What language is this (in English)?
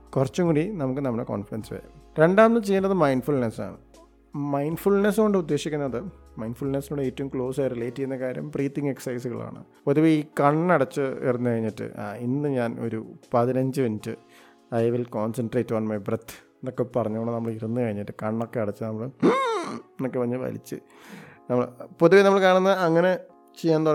Malayalam